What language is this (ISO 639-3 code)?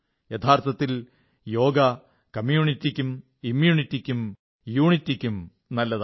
mal